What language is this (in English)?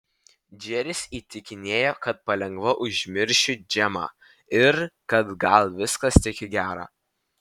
Lithuanian